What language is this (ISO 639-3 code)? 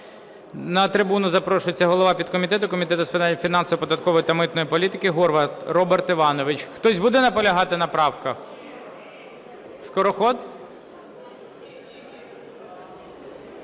ukr